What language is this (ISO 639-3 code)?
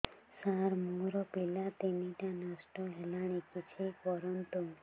ori